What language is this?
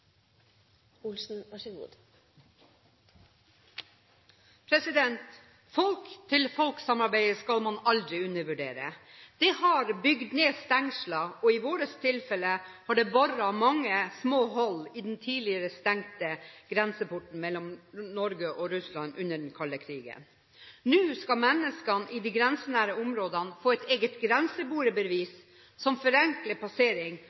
Norwegian Bokmål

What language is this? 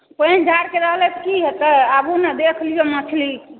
Maithili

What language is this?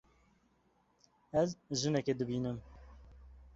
Kurdish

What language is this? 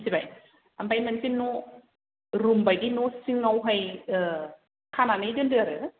Bodo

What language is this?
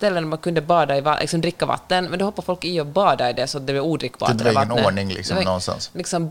Swedish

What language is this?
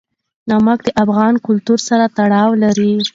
Pashto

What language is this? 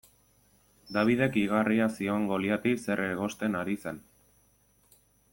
Basque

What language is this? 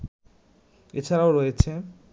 Bangla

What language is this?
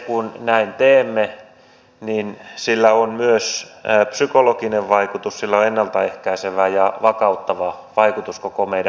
Finnish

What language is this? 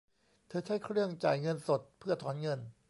Thai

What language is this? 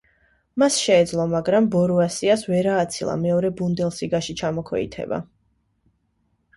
Georgian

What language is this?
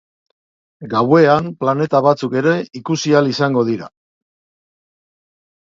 Basque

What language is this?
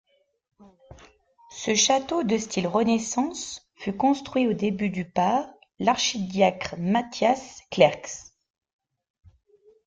French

